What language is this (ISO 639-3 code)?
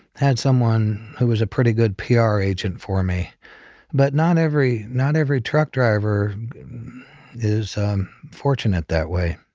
eng